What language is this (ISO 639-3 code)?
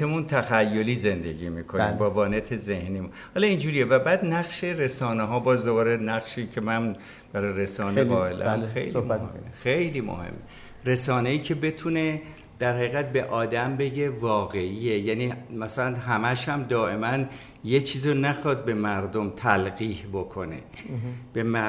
fas